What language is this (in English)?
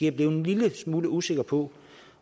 Danish